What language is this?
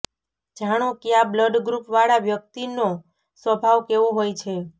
Gujarati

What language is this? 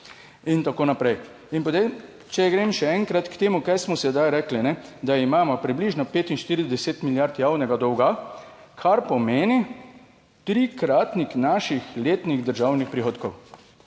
Slovenian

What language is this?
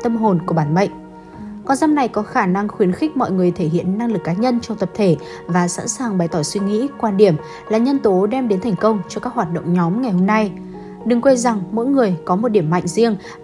Vietnamese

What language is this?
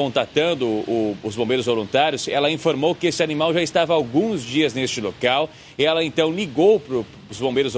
Portuguese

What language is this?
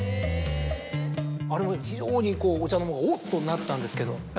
Japanese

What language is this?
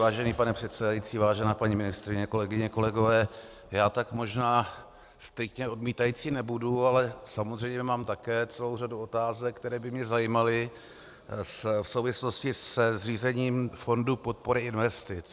Czech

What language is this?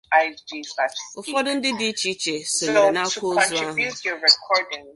Igbo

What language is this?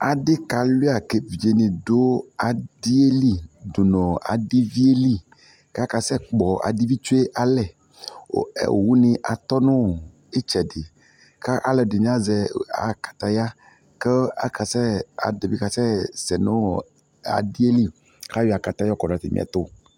Ikposo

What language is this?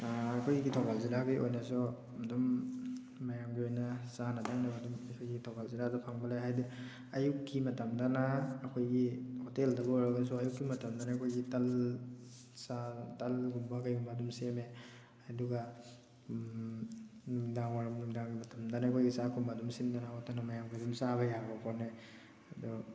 Manipuri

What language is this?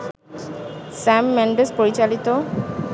Bangla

